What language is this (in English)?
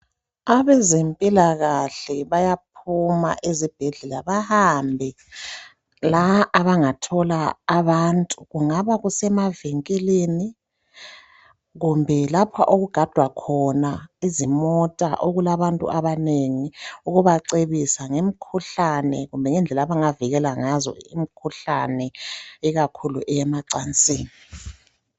North Ndebele